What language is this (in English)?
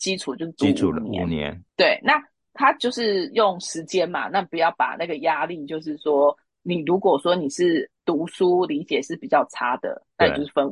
Chinese